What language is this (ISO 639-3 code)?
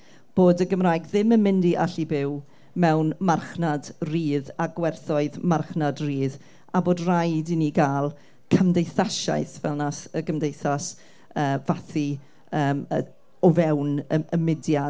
cym